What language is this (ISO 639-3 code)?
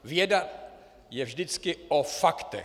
ces